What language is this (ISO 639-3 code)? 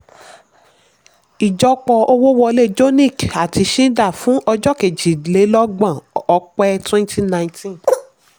yor